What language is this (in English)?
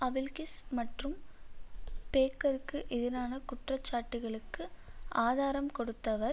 Tamil